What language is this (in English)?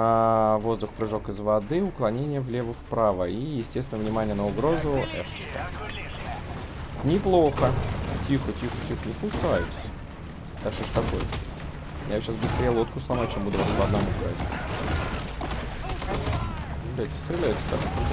Russian